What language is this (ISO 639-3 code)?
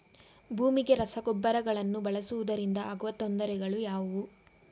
kan